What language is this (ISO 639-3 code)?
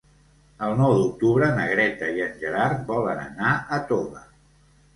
cat